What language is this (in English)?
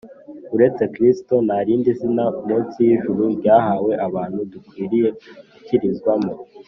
Kinyarwanda